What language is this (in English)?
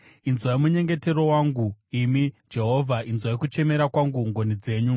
Shona